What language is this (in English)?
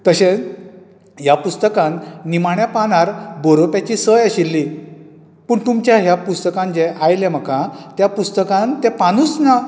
Konkani